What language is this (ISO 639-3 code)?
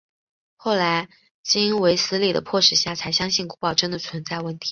zho